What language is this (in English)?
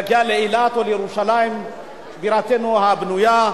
Hebrew